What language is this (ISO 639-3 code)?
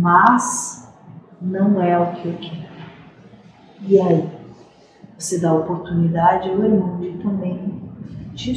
por